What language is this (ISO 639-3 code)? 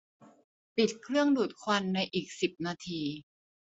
tha